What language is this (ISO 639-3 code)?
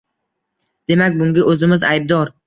uzb